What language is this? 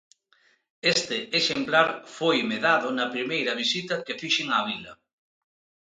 Galician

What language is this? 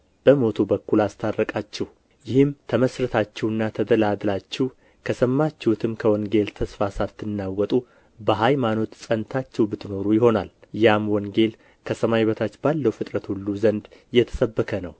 Amharic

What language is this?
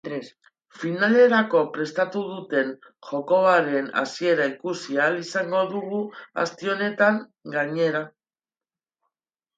Basque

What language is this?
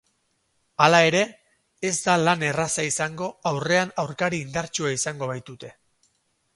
Basque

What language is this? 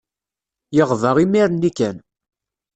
Kabyle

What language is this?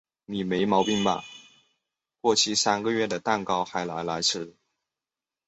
Chinese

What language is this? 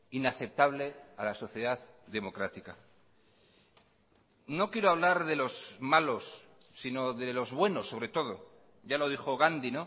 Spanish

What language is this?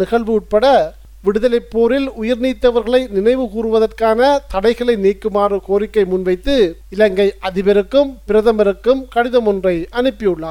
Tamil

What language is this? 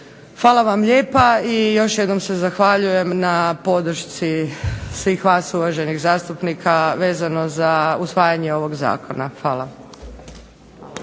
Croatian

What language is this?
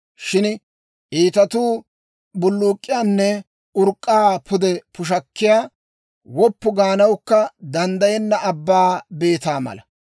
Dawro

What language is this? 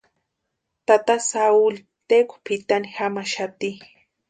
Western Highland Purepecha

